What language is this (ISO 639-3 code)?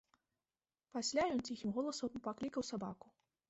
bel